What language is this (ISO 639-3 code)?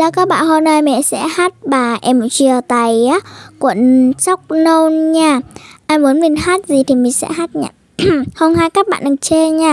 vie